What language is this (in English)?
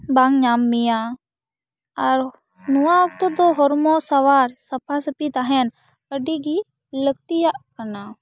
Santali